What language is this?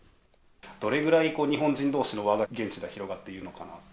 Japanese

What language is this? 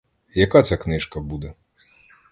Ukrainian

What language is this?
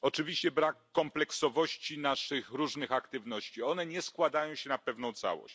Polish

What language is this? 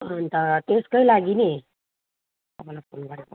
Nepali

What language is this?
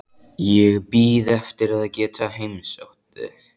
Icelandic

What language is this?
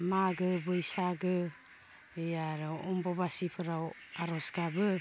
Bodo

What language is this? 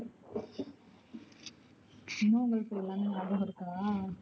Tamil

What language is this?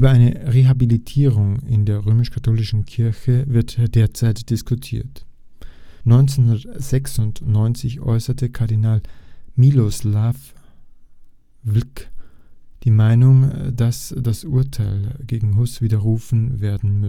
German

